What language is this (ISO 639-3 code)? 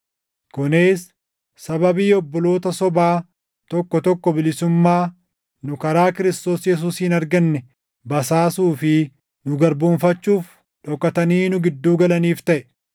orm